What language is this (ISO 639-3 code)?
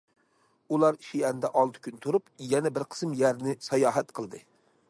uig